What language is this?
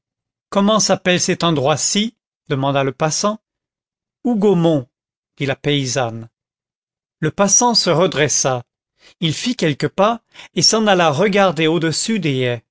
French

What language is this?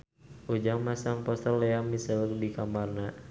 Sundanese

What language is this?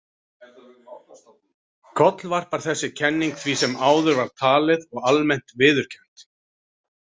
Icelandic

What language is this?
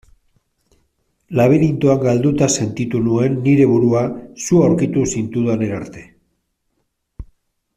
Basque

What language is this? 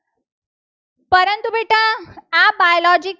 Gujarati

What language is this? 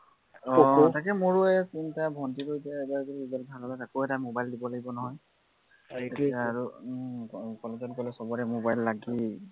Assamese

